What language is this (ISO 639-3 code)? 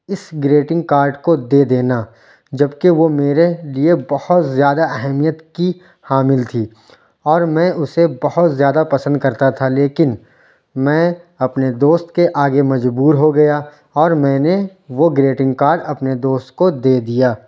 urd